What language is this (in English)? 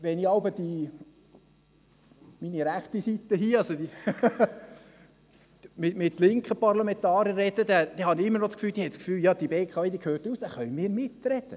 Swiss German